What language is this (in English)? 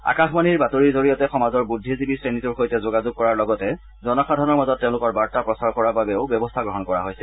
Assamese